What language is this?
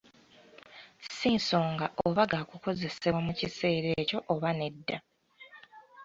Ganda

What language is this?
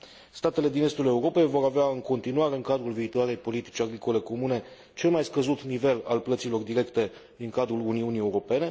Romanian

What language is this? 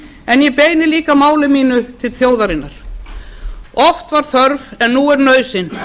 Icelandic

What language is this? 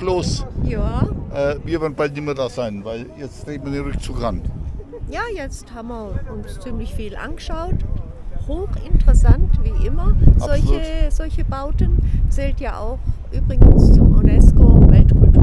German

